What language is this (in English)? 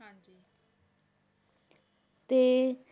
Punjabi